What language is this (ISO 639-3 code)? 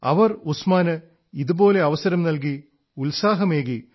mal